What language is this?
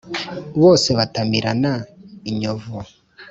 Kinyarwanda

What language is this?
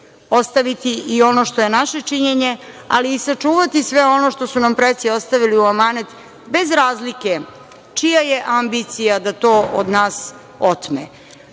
Serbian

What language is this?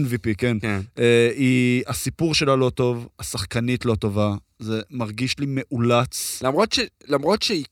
Hebrew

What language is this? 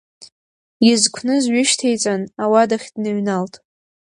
Abkhazian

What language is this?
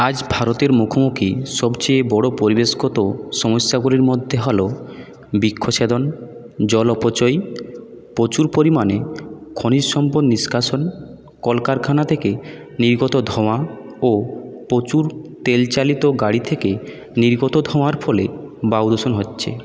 Bangla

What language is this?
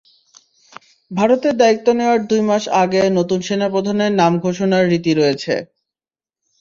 Bangla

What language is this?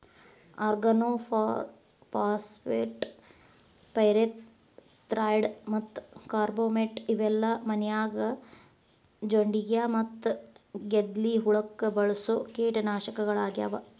Kannada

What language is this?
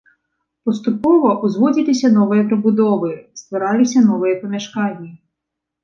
Belarusian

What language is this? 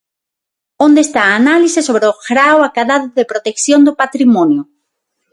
Galician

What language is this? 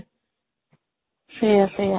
Odia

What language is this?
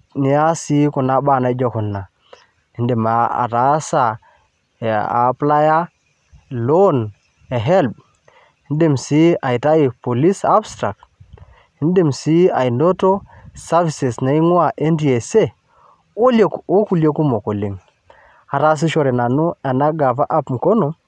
Masai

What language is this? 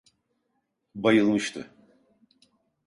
Turkish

